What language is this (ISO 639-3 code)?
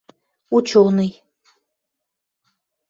mrj